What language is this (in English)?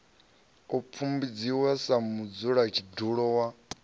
Venda